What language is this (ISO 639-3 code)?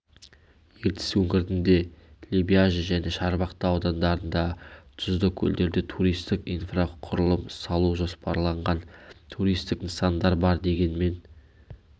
kaz